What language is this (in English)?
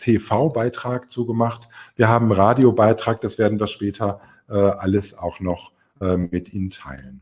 German